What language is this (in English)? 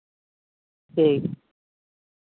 Santali